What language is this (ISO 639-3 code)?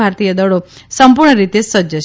guj